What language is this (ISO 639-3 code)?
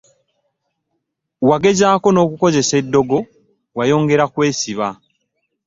lug